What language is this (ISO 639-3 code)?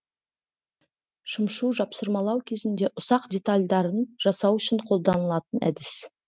kaz